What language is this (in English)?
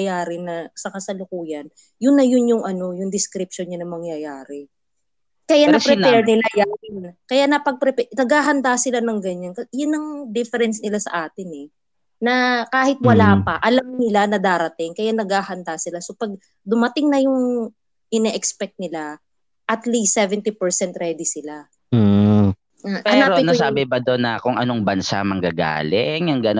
Filipino